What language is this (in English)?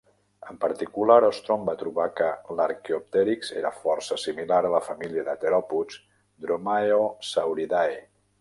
Catalan